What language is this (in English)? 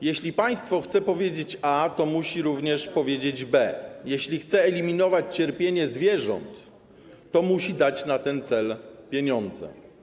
Polish